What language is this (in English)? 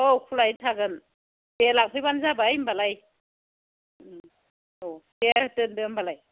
Bodo